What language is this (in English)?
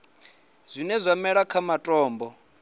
Venda